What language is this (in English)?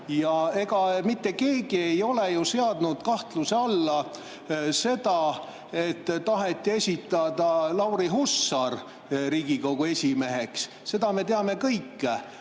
Estonian